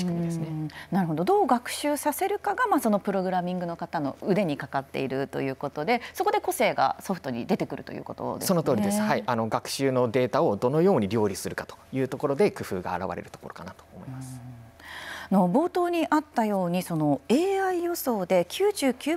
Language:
Japanese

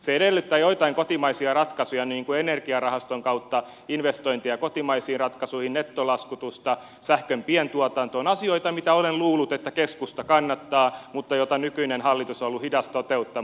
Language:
Finnish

